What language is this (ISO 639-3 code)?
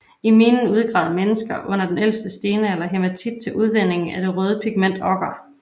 dan